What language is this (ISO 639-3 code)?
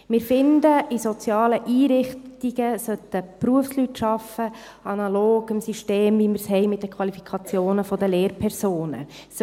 gsw